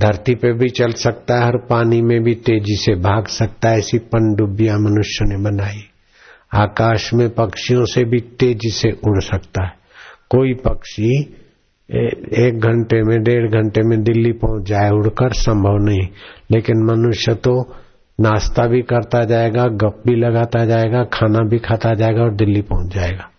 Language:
Hindi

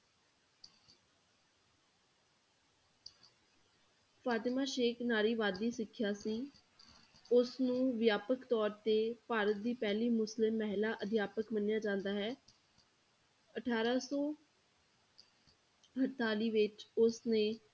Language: Punjabi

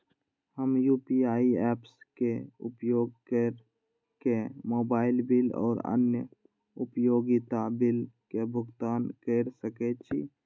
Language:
Maithili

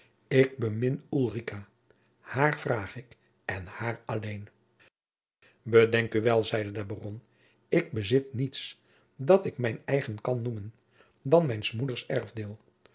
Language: Dutch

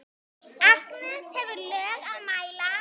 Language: Icelandic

